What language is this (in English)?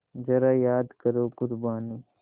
Hindi